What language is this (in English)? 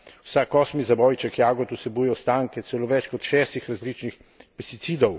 Slovenian